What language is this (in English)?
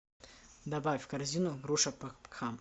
Russian